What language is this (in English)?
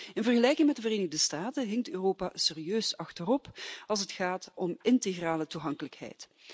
Dutch